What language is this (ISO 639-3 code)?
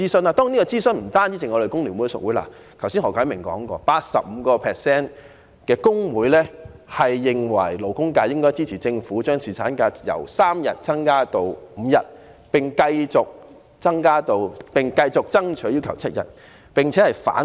yue